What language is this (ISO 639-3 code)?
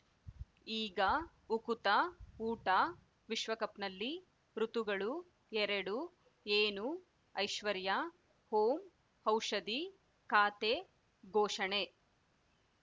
kan